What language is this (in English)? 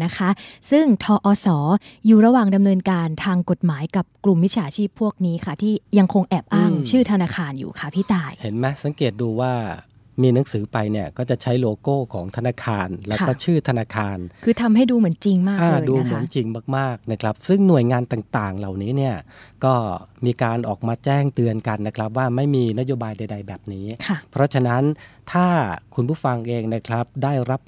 Thai